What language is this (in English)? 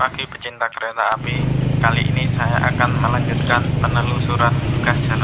Indonesian